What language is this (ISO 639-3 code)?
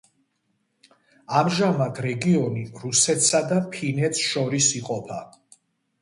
kat